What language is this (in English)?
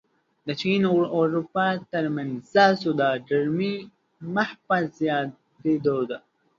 Pashto